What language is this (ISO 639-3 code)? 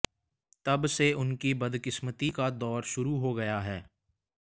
hin